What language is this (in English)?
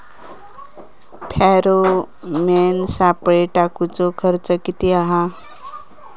Marathi